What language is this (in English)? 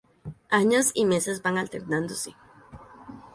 Spanish